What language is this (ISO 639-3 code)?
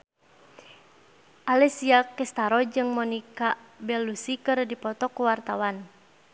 sun